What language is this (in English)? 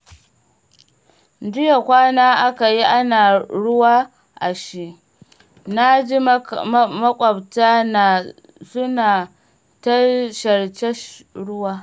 Hausa